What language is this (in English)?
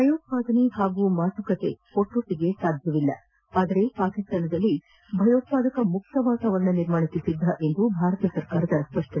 Kannada